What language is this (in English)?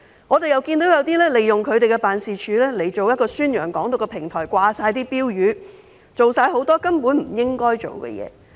Cantonese